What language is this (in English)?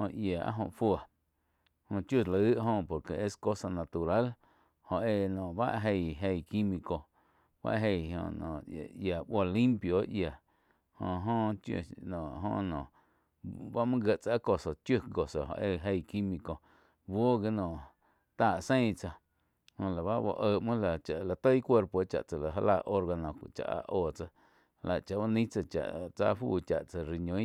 Quiotepec Chinantec